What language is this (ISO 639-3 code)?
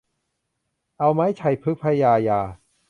tha